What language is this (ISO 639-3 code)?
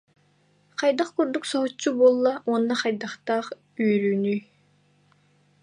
sah